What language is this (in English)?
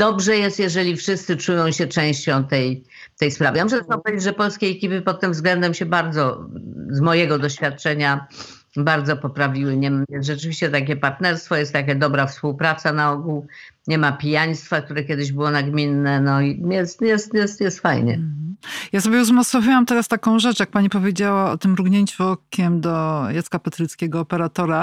Polish